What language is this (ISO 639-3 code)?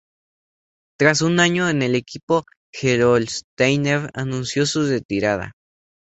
spa